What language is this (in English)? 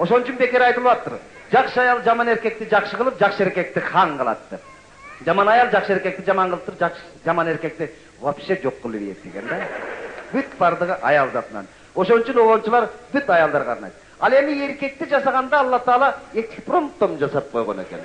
Turkish